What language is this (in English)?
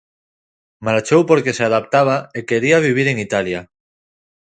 Galician